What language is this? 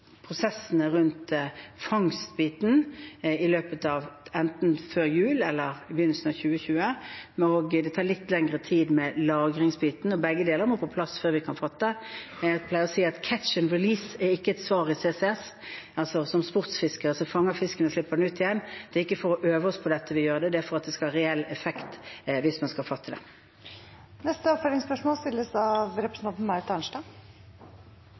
Norwegian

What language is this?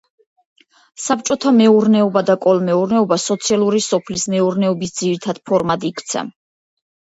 Georgian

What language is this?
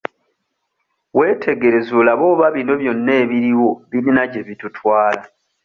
Ganda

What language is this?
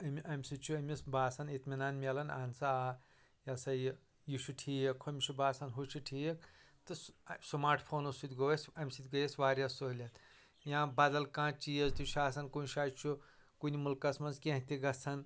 Kashmiri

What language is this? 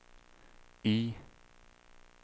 Swedish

